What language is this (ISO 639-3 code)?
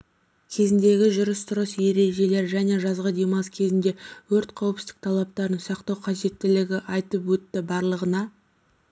kaz